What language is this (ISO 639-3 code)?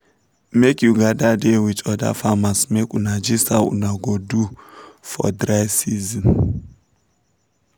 pcm